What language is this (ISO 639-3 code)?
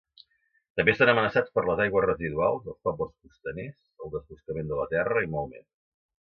cat